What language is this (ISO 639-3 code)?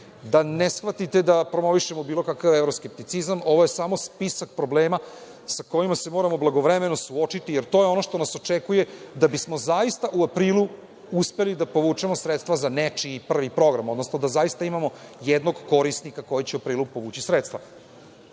srp